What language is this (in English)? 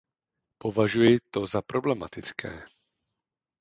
Czech